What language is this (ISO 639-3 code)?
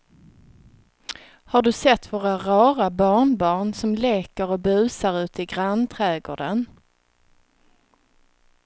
swe